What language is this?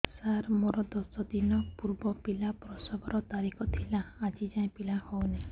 Odia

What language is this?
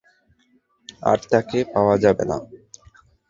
Bangla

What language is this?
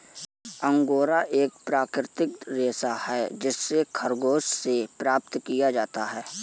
Hindi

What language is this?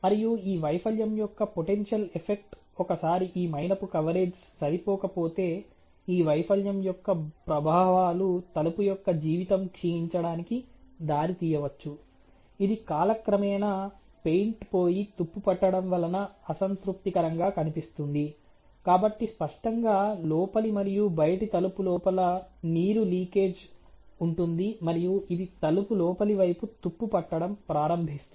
Telugu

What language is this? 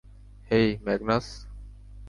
Bangla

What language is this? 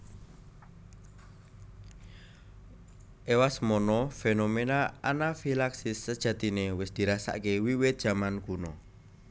Javanese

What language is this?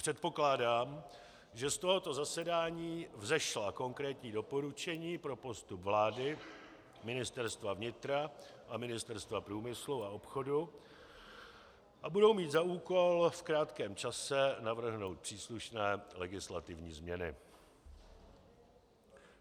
Czech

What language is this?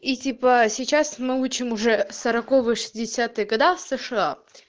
Russian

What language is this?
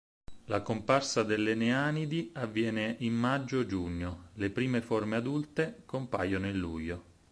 Italian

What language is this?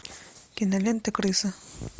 Russian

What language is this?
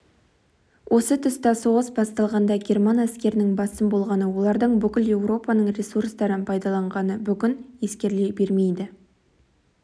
Kazakh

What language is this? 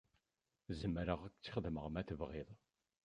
Kabyle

